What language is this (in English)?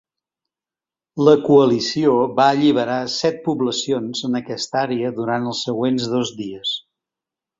Catalan